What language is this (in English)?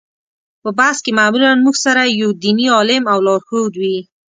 Pashto